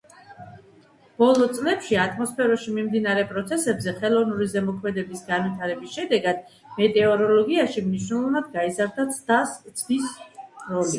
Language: Georgian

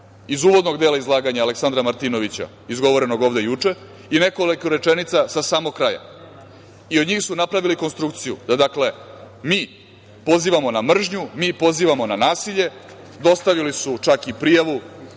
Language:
Serbian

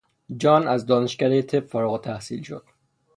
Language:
Persian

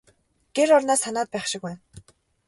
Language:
Mongolian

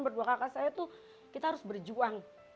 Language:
Indonesian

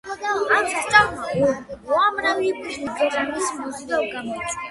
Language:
Georgian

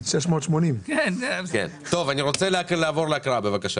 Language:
Hebrew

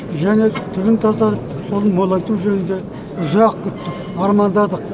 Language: Kazakh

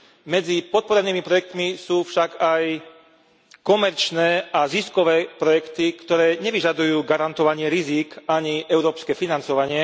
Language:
Slovak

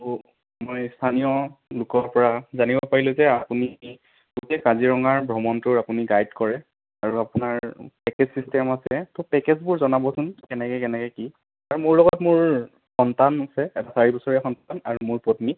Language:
Assamese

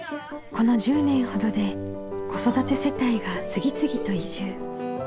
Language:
Japanese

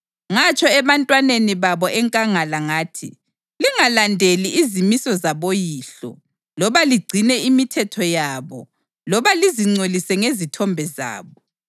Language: North Ndebele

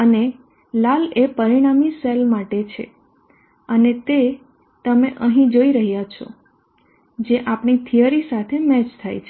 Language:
Gujarati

